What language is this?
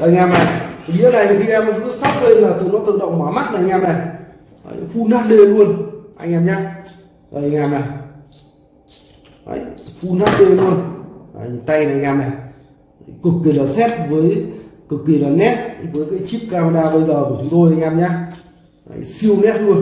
Vietnamese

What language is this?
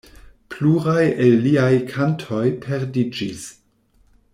Esperanto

